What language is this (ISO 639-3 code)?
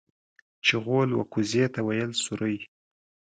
pus